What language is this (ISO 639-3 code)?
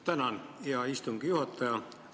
est